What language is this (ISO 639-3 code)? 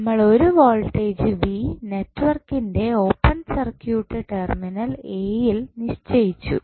mal